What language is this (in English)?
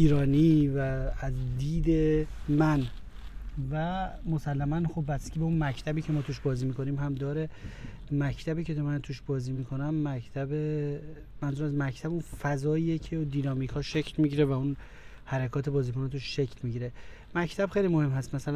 Persian